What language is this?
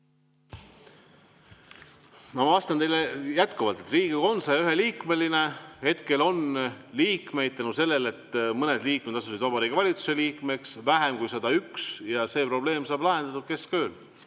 Estonian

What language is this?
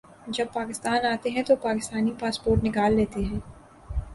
Urdu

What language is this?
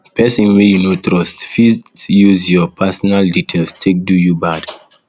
Nigerian Pidgin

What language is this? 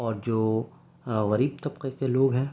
Urdu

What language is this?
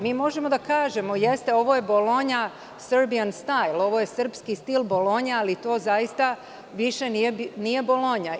Serbian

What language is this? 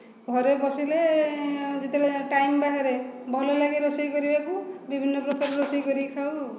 Odia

